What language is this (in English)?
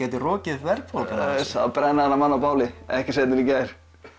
Icelandic